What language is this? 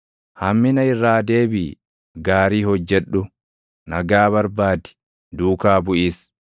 Oromo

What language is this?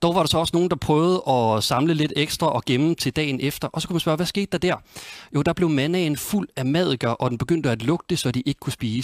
Danish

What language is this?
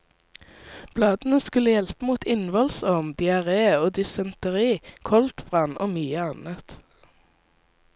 Norwegian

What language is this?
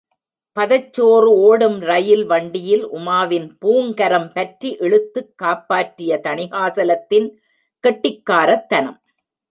Tamil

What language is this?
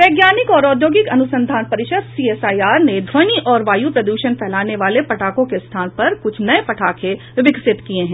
Hindi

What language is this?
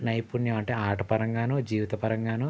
Telugu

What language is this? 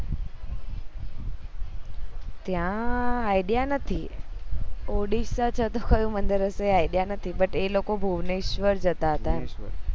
Gujarati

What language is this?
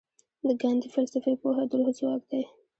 Pashto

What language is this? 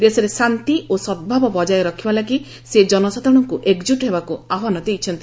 Odia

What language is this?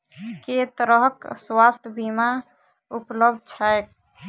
Maithili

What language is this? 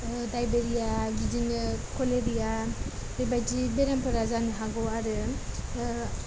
Bodo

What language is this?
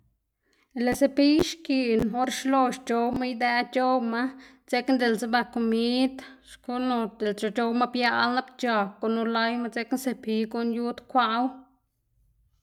Xanaguía Zapotec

